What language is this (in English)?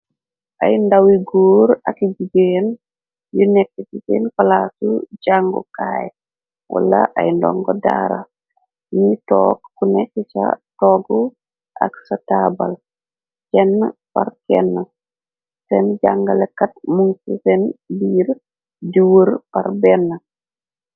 Wolof